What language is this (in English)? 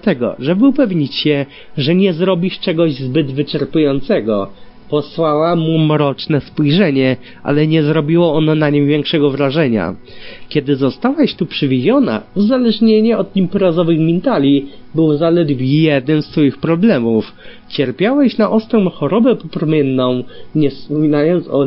Polish